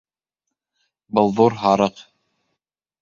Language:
Bashkir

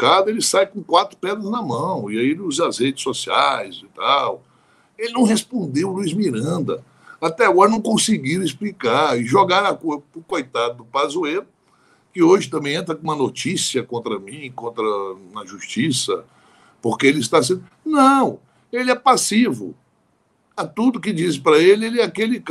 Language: Portuguese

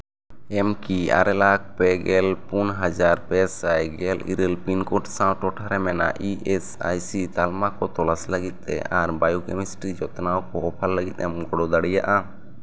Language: Santali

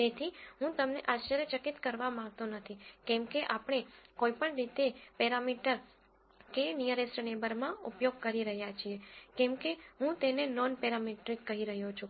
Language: Gujarati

